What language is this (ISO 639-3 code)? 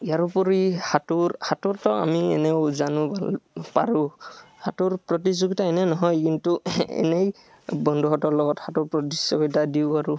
asm